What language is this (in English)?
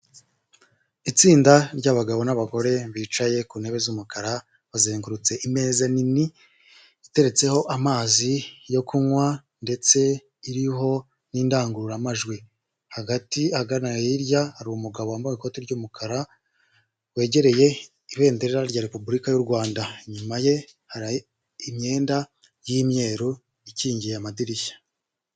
Kinyarwanda